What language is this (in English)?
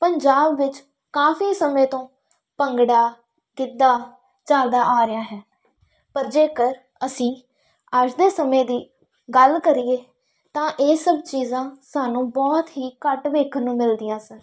Punjabi